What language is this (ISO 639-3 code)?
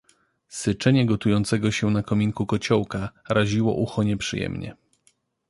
pol